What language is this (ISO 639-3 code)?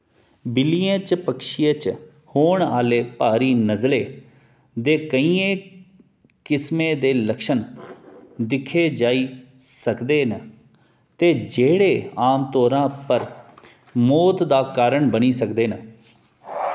doi